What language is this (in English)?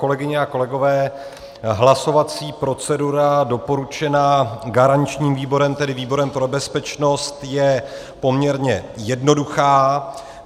Czech